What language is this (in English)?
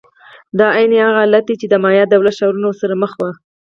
Pashto